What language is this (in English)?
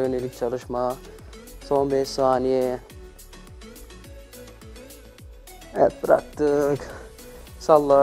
Turkish